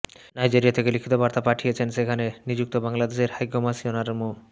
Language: Bangla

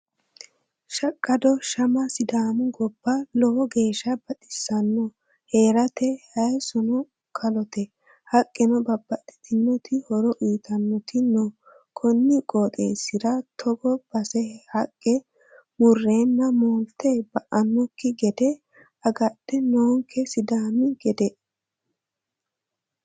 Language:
Sidamo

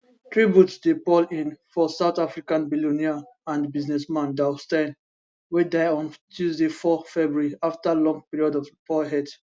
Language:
Nigerian Pidgin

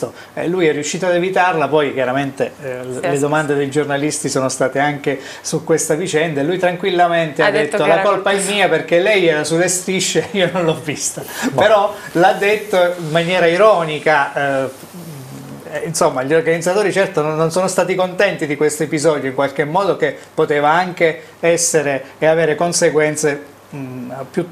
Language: Italian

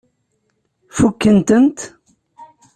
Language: Kabyle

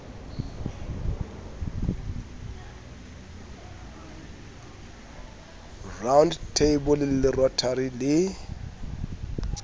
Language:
Southern Sotho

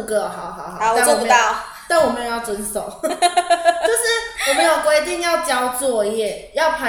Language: Chinese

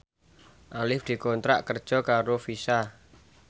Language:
Javanese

